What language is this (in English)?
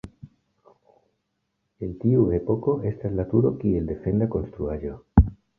Esperanto